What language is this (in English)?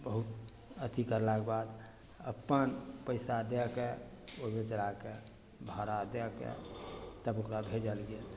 Maithili